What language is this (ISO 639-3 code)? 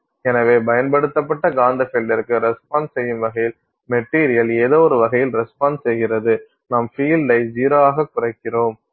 tam